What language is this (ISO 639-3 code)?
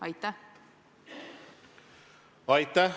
est